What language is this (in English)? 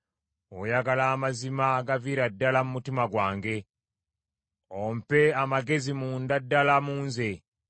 Ganda